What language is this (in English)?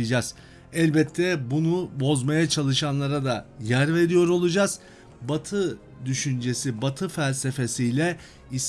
Turkish